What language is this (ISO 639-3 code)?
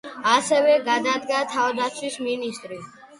kat